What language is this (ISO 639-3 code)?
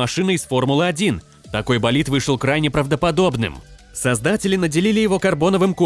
rus